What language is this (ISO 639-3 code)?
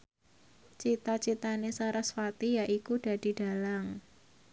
jav